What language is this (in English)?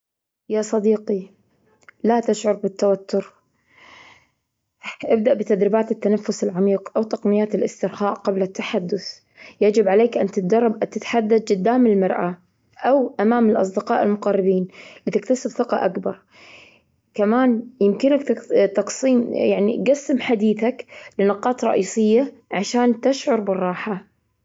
Gulf Arabic